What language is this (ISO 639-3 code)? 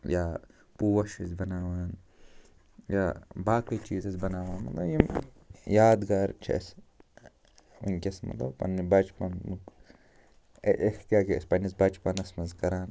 kas